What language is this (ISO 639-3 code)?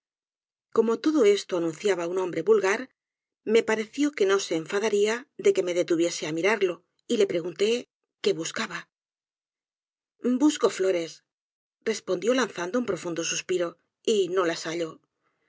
spa